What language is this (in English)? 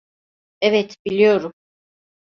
Turkish